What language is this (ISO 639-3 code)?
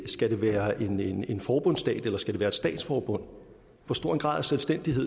dan